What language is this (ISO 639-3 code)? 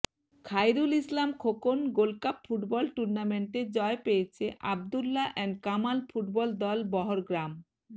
ben